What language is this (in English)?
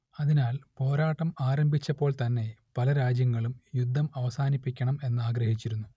Malayalam